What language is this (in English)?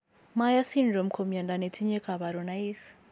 Kalenjin